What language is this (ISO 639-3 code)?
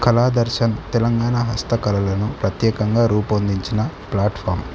tel